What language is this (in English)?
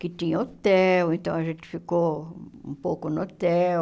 Portuguese